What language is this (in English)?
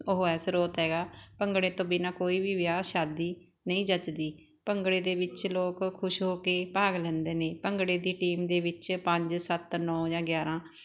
Punjabi